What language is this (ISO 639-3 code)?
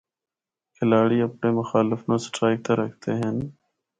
hno